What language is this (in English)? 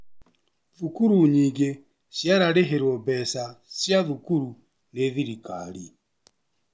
Kikuyu